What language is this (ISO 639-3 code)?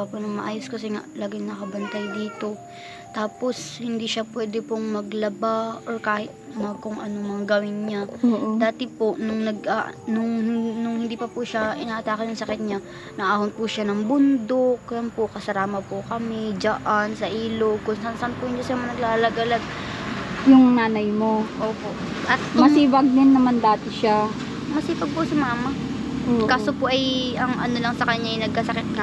fil